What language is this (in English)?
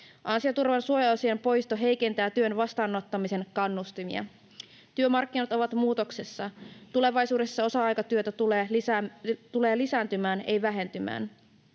Finnish